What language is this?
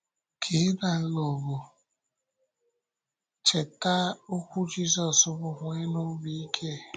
Igbo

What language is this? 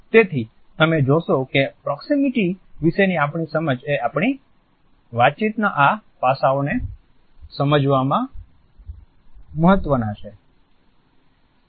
Gujarati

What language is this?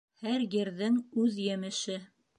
Bashkir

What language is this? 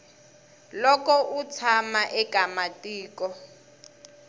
Tsonga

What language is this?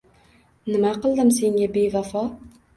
Uzbek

